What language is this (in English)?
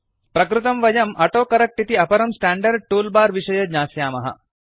Sanskrit